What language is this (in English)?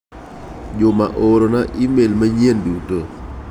Luo (Kenya and Tanzania)